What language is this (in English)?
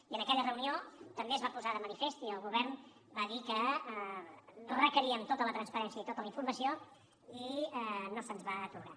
Catalan